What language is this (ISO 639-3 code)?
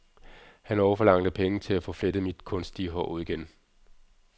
dan